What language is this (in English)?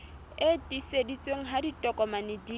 Southern Sotho